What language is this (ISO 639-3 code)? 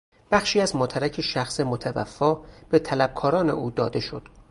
fas